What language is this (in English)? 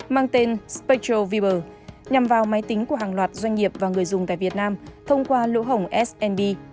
Vietnamese